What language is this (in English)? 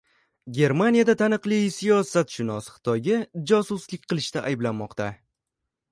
Uzbek